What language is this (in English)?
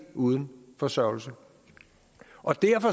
Danish